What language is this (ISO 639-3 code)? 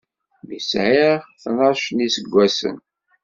kab